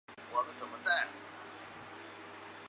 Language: Chinese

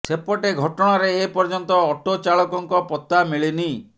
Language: Odia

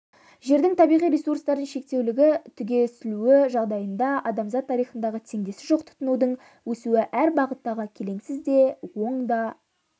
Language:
Kazakh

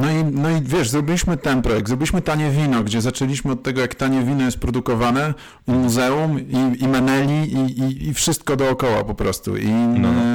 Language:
Polish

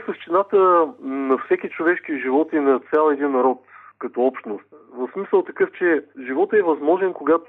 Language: Bulgarian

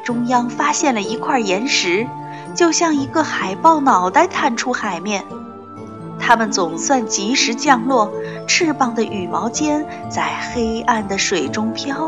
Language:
Chinese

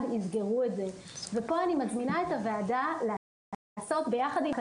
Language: Hebrew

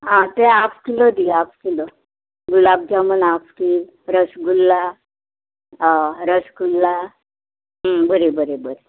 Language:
Konkani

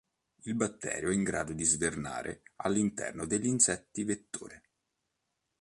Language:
Italian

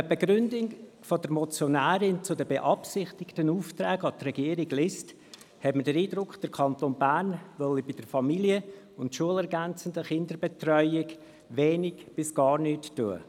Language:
Swiss German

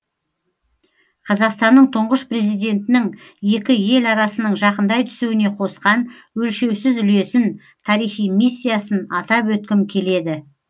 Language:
Kazakh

